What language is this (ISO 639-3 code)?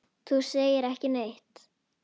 isl